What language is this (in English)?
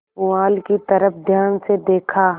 Hindi